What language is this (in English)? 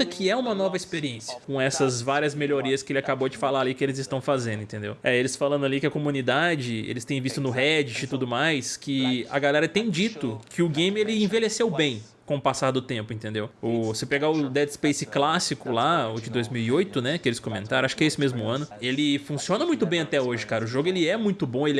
Portuguese